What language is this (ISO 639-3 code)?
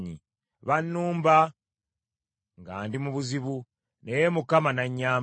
lug